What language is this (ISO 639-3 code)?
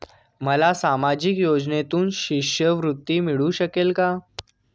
mar